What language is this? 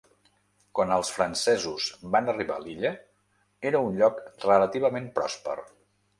Catalan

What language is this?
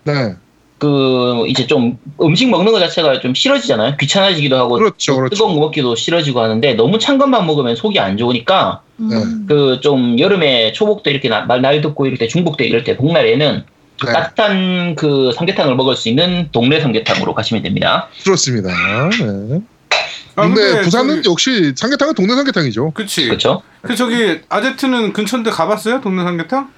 Korean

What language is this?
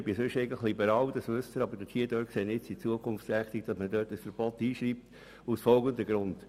Swiss German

